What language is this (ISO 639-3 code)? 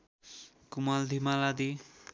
nep